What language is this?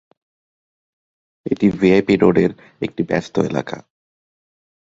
Bangla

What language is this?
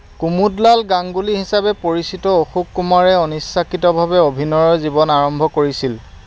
Assamese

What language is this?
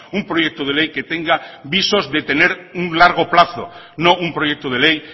Spanish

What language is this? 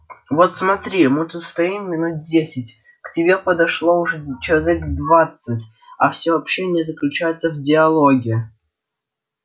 Russian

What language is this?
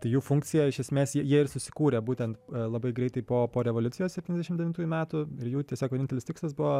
Lithuanian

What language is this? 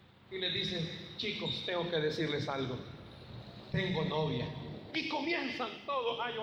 Spanish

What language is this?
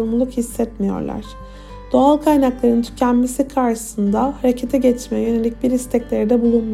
Turkish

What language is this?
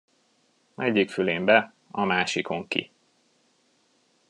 Hungarian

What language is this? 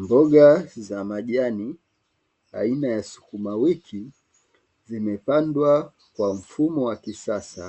Swahili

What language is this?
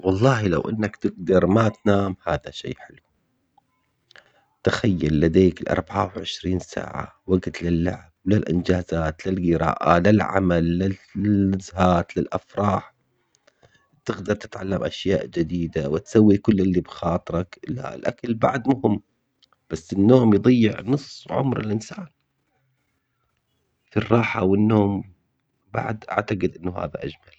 Omani Arabic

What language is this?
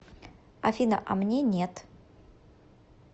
Russian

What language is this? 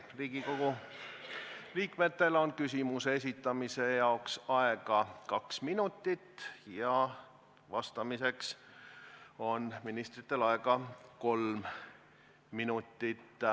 Estonian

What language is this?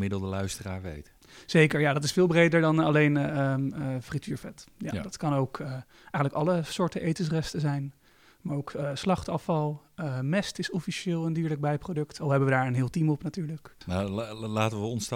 Dutch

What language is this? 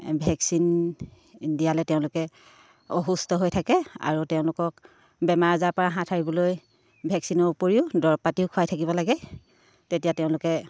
Assamese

